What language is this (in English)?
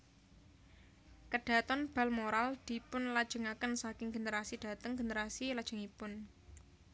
Javanese